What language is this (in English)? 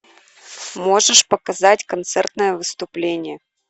Russian